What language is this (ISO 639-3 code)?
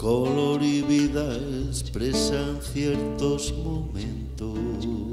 spa